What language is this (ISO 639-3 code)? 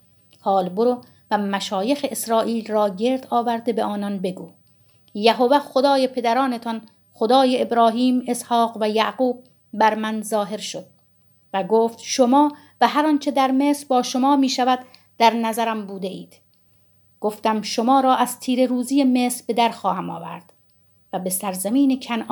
fas